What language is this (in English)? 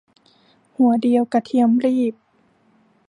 Thai